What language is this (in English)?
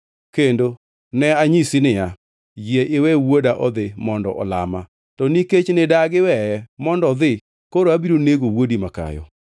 Luo (Kenya and Tanzania)